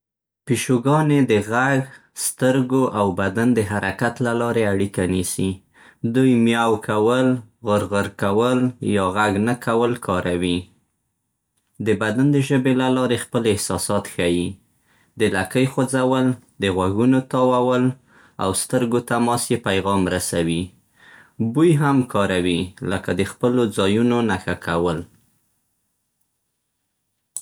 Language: Central Pashto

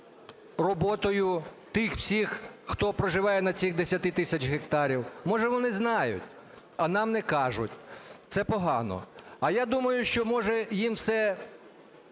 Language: Ukrainian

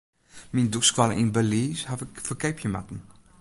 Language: Western Frisian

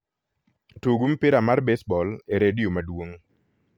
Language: Luo (Kenya and Tanzania)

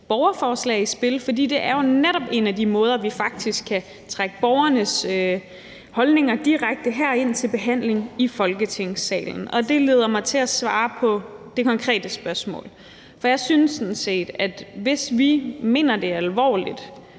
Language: Danish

